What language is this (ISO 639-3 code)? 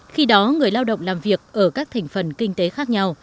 vie